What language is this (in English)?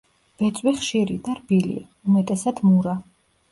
Georgian